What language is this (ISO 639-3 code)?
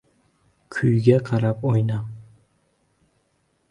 uzb